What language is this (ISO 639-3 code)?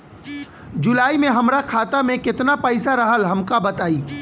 bho